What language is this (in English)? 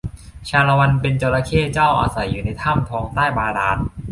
Thai